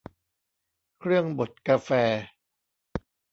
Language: Thai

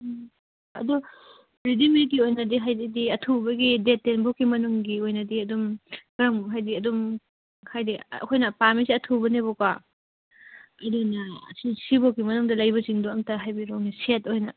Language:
Manipuri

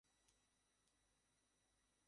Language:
Bangla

